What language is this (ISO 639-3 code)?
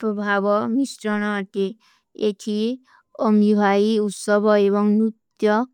uki